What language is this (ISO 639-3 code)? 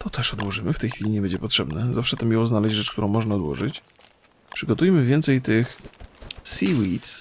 pol